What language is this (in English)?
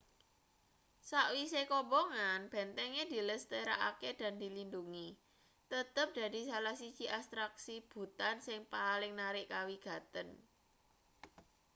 Javanese